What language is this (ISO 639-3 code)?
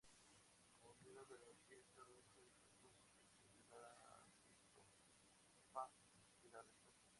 spa